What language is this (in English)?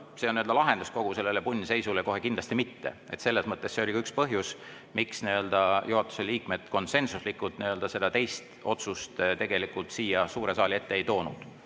Estonian